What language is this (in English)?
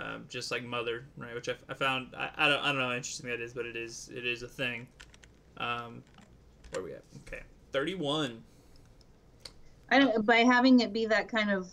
English